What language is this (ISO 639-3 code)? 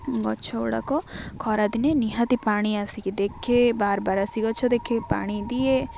ori